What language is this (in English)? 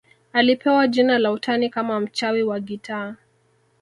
Swahili